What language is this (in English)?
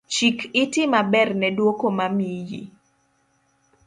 Luo (Kenya and Tanzania)